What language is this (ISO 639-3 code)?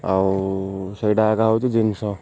ori